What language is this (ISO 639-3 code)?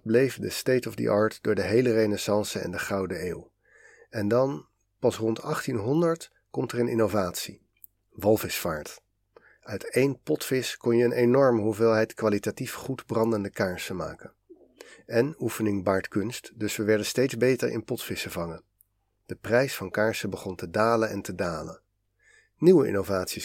nld